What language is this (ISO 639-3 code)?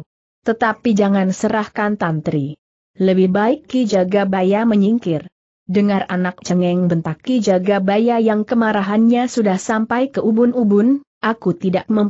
ind